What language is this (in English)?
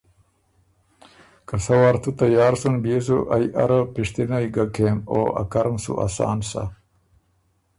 Ormuri